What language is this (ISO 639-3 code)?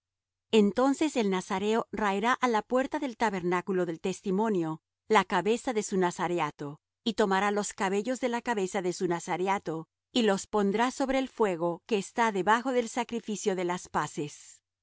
spa